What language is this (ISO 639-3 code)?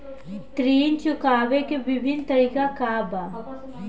bho